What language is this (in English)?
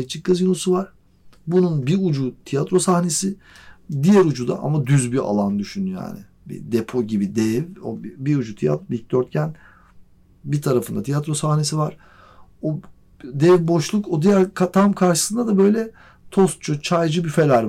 Turkish